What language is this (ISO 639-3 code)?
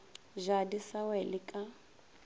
nso